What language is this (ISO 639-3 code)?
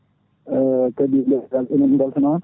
ful